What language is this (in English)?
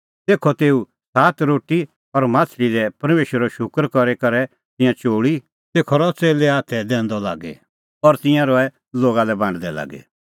Kullu Pahari